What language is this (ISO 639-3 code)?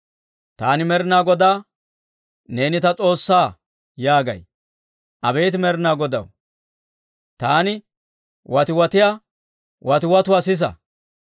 dwr